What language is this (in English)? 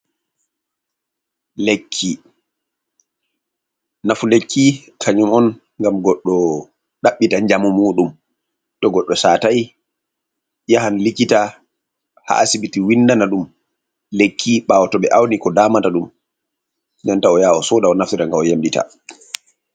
Fula